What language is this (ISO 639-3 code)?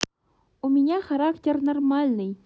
rus